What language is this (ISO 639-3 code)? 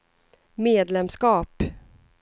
swe